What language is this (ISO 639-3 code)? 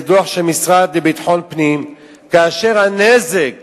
heb